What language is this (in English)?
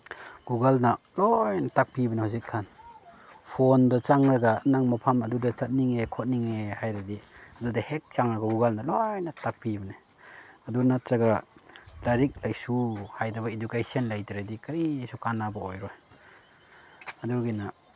Manipuri